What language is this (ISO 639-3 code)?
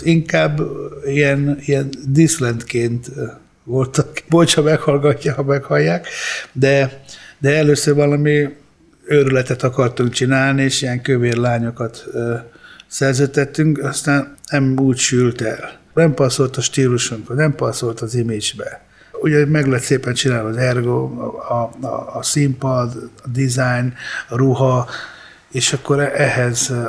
hun